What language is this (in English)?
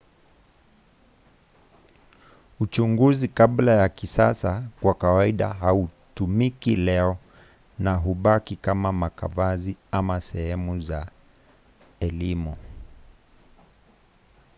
Swahili